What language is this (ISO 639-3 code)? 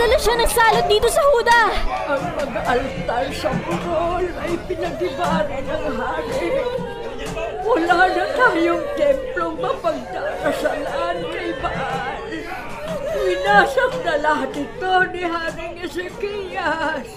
fil